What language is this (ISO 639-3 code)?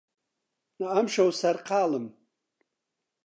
ckb